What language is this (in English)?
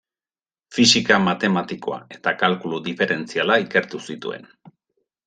Basque